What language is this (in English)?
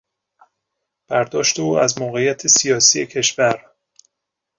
Persian